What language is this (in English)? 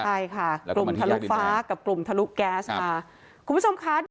Thai